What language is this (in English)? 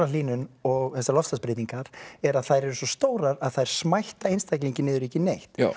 Icelandic